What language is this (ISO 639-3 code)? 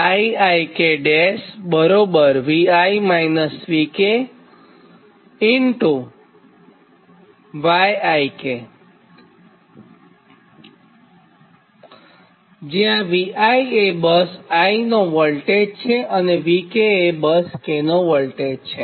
guj